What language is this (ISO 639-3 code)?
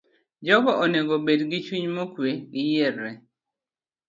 luo